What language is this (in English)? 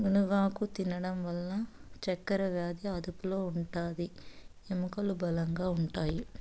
Telugu